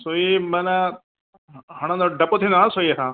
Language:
Sindhi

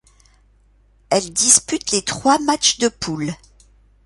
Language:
French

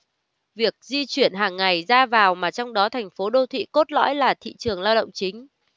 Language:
Vietnamese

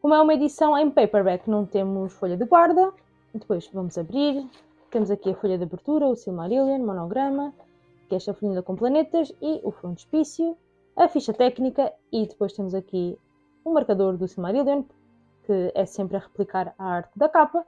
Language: Portuguese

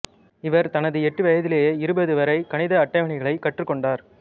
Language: Tamil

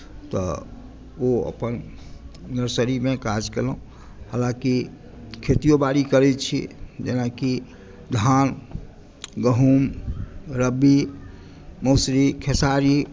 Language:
Maithili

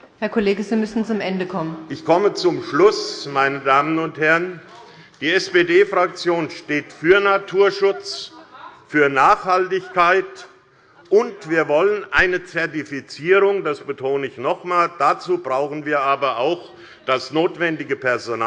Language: German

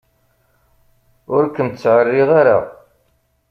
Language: Kabyle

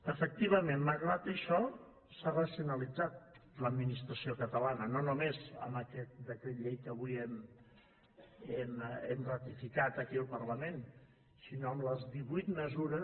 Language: Catalan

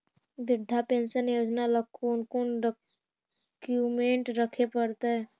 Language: Magahi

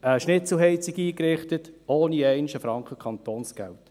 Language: Swiss German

